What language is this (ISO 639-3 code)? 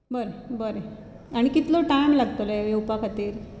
kok